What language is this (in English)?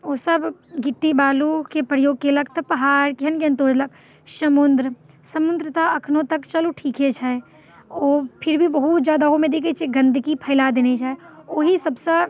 Maithili